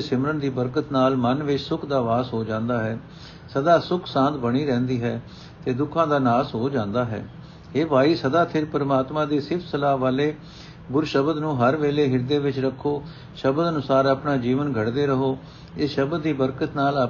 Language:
Punjabi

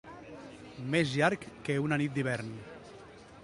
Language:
Catalan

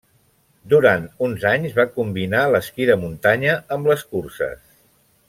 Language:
Catalan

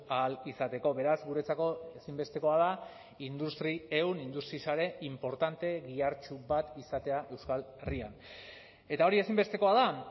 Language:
Basque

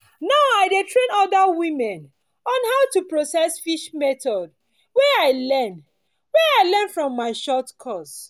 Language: Nigerian Pidgin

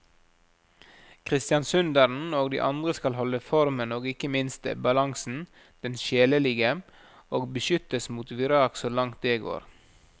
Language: Norwegian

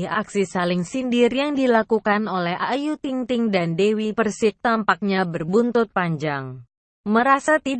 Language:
Indonesian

